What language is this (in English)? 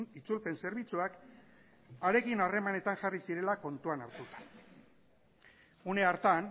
Basque